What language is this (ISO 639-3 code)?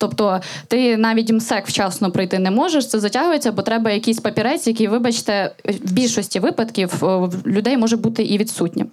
ukr